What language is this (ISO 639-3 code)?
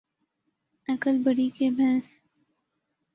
urd